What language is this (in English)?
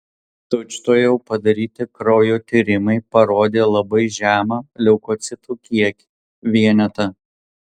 Lithuanian